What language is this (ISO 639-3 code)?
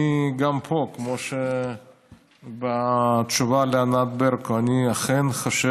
heb